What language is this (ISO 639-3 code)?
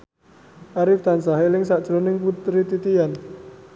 jav